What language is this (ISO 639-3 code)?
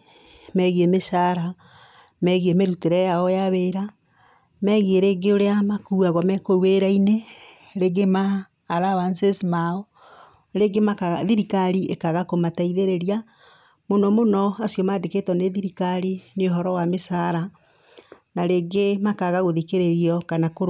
kik